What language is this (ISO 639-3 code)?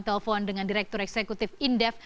ind